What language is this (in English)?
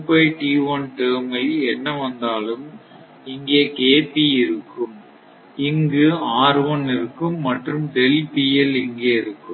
Tamil